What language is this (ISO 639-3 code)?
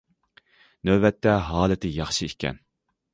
uig